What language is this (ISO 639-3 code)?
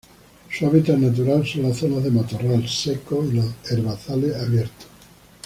spa